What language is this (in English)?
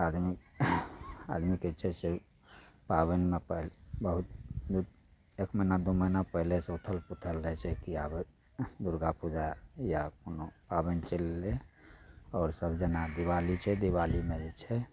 Maithili